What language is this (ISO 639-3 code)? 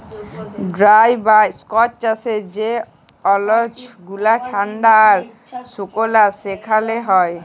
ben